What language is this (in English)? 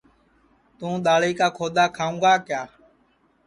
Sansi